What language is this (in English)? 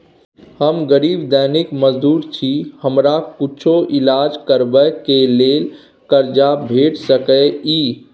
Maithili